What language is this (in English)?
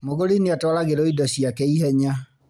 Kikuyu